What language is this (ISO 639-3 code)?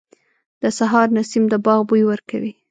pus